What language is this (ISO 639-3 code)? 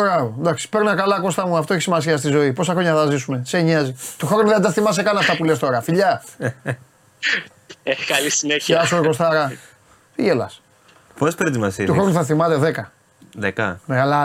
ell